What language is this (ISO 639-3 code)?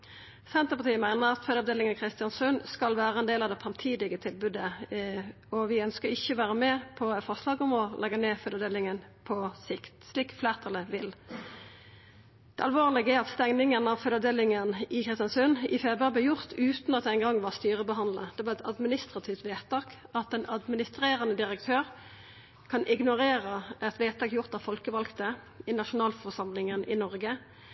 nno